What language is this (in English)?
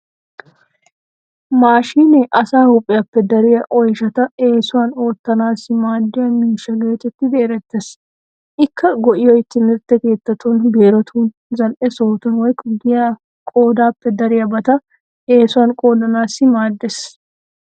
Wolaytta